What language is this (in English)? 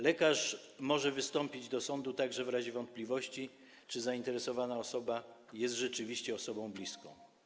Polish